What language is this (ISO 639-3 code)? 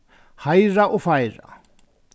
fao